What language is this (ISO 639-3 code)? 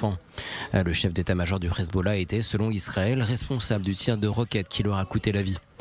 fra